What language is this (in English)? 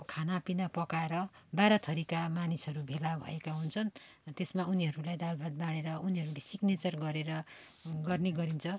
Nepali